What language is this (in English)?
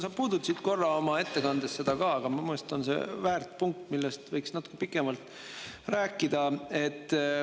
Estonian